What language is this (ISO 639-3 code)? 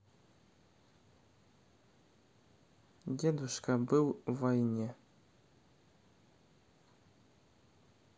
rus